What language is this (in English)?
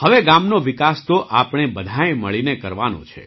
Gujarati